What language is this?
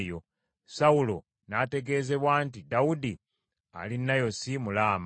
Ganda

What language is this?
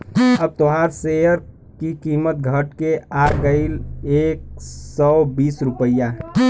Bhojpuri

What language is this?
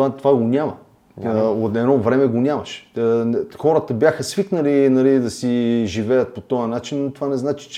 Bulgarian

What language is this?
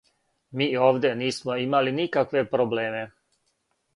Serbian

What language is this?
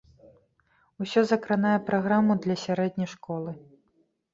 Belarusian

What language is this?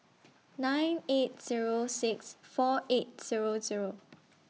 English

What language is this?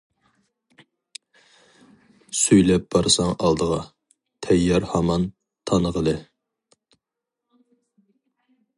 Uyghur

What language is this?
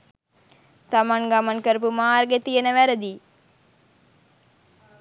Sinhala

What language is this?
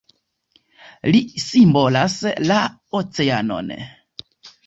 Esperanto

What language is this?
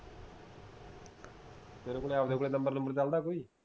Punjabi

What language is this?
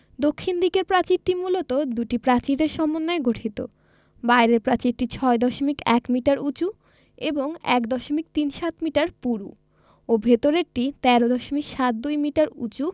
Bangla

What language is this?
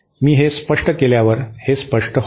Marathi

